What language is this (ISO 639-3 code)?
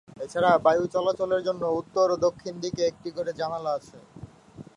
ben